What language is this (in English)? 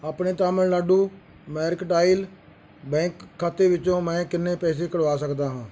Punjabi